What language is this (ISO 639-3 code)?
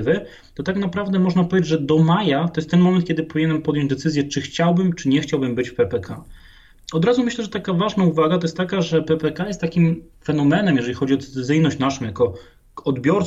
pol